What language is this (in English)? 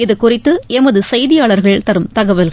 Tamil